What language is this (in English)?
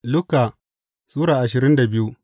Hausa